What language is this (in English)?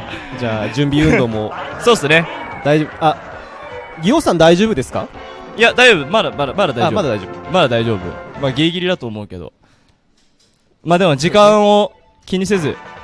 Japanese